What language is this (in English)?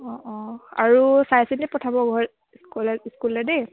Assamese